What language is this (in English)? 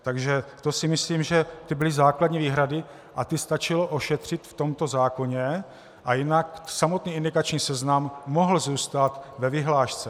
Czech